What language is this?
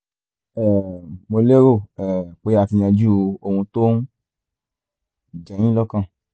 Yoruba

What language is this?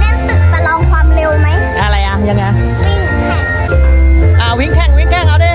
Thai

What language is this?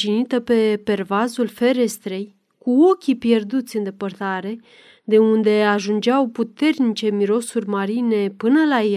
Romanian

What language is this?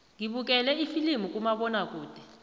South Ndebele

